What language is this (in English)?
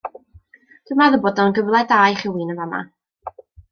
Welsh